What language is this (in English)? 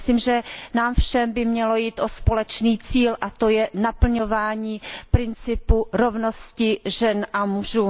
Czech